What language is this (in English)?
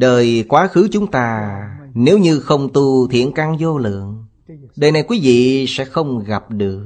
Vietnamese